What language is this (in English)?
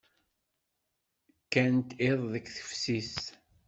Kabyle